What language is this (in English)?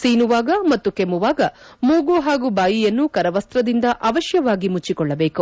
Kannada